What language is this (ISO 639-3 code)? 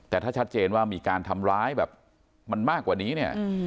tha